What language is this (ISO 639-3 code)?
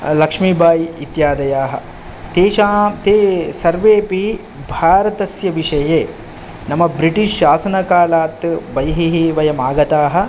san